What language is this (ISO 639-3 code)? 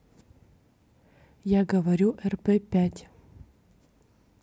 rus